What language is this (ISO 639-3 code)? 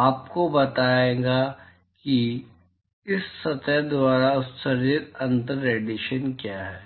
hin